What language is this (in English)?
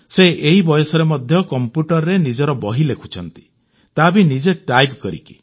Odia